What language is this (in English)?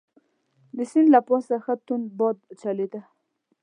Pashto